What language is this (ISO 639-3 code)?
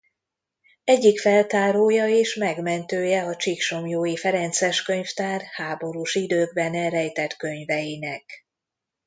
hun